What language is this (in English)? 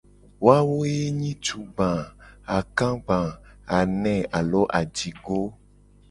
Gen